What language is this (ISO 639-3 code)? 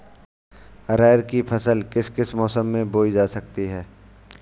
hin